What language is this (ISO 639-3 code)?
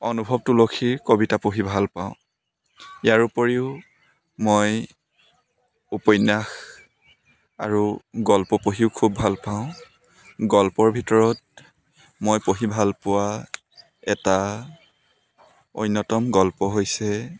asm